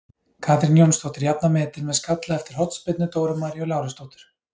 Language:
Icelandic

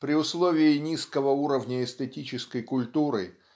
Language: Russian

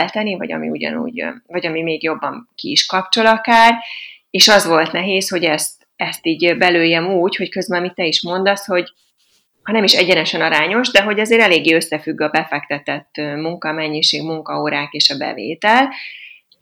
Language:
Hungarian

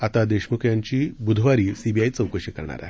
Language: Marathi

